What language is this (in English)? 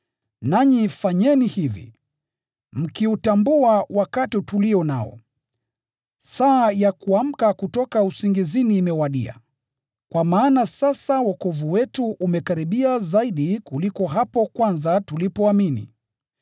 Swahili